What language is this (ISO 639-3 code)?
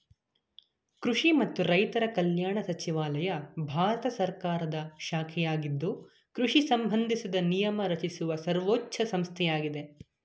kan